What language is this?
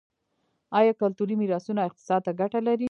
Pashto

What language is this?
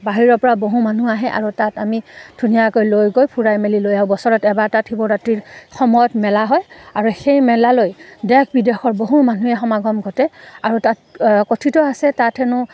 Assamese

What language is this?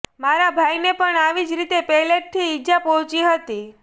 Gujarati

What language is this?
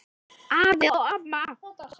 Icelandic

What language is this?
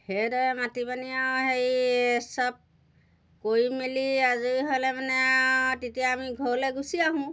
Assamese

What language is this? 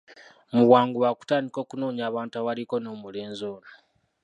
Ganda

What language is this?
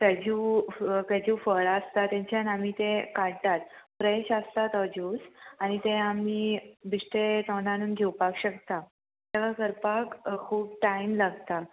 Konkani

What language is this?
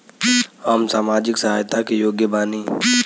Bhojpuri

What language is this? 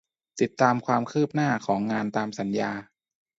Thai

